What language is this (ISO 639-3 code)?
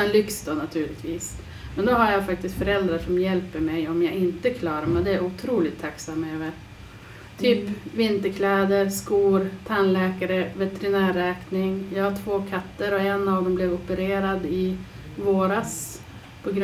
swe